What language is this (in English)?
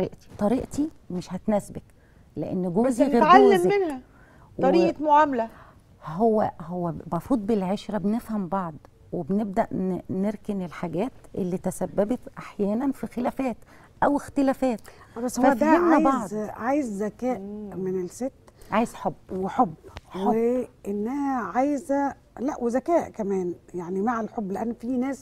Arabic